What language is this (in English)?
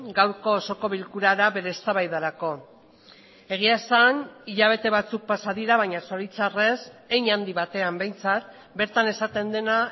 Basque